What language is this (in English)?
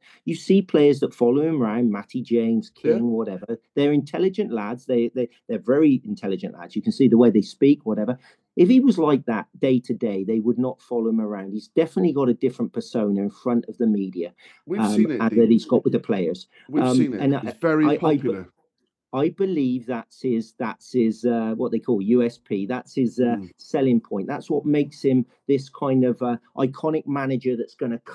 English